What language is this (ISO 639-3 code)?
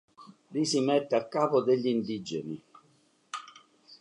ita